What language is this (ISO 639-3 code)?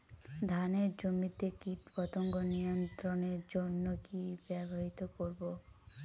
ben